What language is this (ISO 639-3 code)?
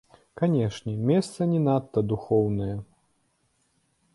bel